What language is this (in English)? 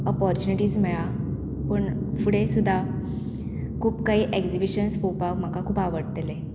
Konkani